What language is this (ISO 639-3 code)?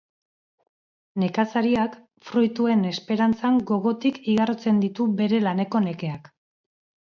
eus